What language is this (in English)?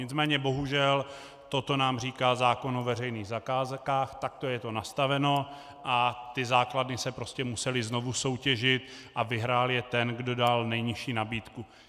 Czech